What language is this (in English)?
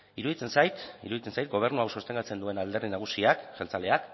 Basque